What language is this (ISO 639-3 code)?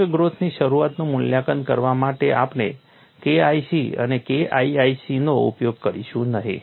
guj